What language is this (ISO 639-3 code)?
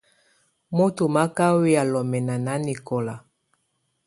tvu